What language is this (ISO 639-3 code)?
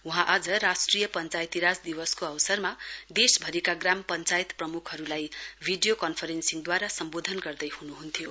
nep